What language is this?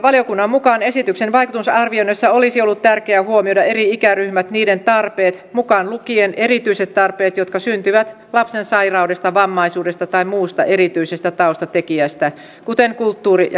Finnish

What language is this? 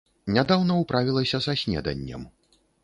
Belarusian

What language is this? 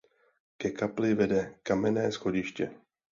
Czech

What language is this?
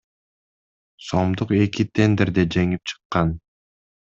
Kyrgyz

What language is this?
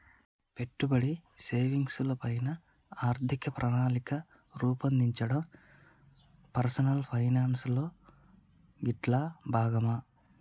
Telugu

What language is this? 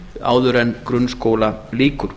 Icelandic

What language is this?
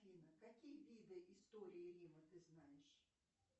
Russian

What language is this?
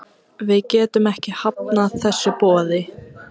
Icelandic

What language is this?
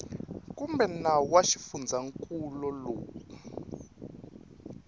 Tsonga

